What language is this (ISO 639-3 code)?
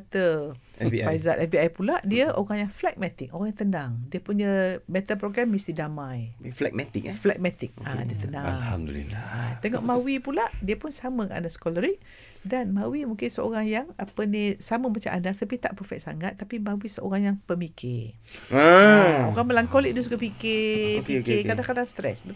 msa